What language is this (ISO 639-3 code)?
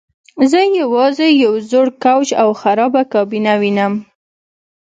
pus